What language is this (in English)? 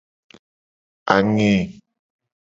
Gen